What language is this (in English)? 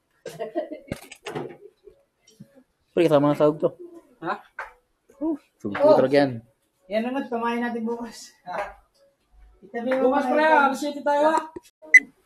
Filipino